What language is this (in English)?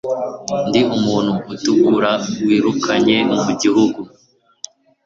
Kinyarwanda